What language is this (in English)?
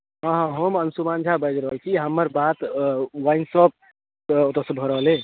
Maithili